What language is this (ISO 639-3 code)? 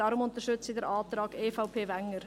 gsw